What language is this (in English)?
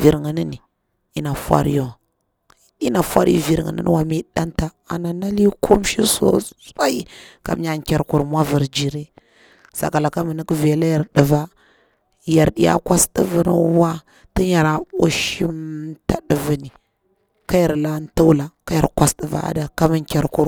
Bura-Pabir